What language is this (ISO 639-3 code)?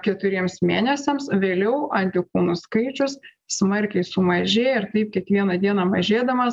lit